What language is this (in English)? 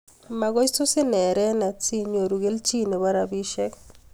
Kalenjin